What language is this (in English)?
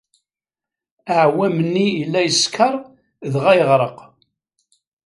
Kabyle